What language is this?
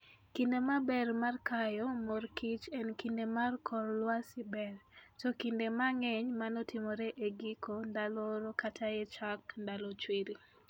Luo (Kenya and Tanzania)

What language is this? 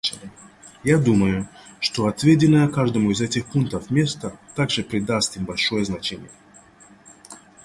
Russian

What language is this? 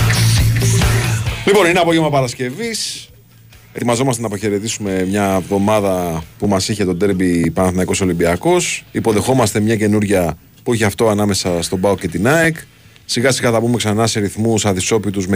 Greek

